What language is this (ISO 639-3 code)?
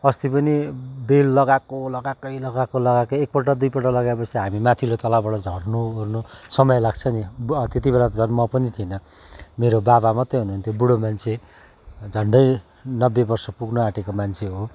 nep